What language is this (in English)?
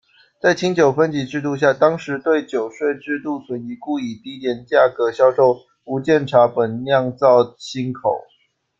Chinese